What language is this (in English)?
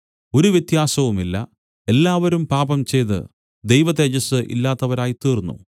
Malayalam